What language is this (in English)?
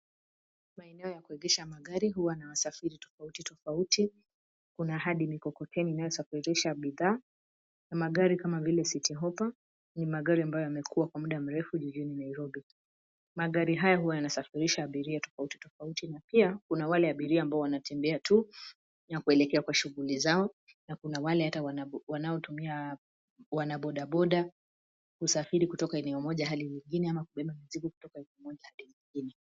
Swahili